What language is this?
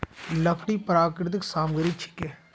Magahi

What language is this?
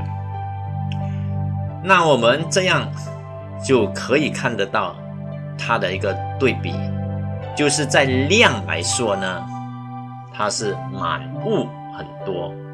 Chinese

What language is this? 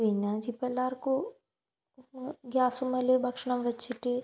Malayalam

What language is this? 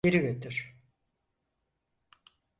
Turkish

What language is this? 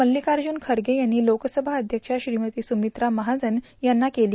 Marathi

